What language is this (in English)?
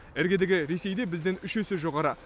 Kazakh